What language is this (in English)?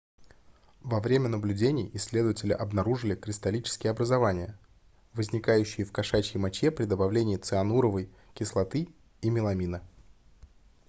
Russian